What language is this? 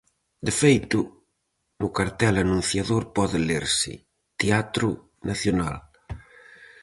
Galician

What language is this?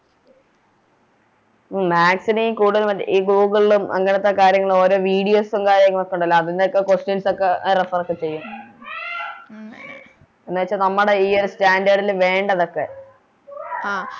Malayalam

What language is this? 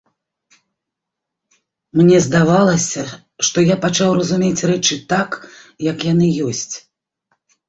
Belarusian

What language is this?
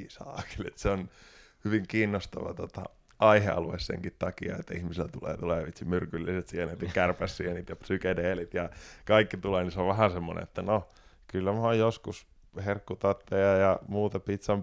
Finnish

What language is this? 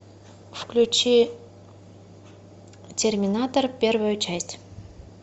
Russian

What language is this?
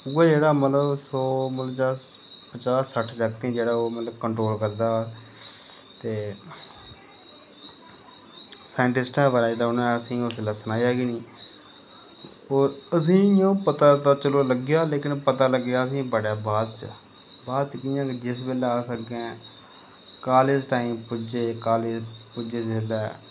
Dogri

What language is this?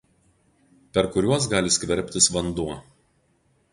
Lithuanian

